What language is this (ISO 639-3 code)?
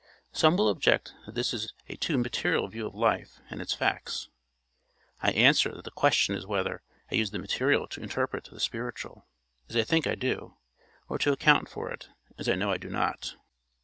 eng